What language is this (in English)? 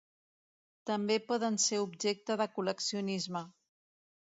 Catalan